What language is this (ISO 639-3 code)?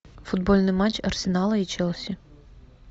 rus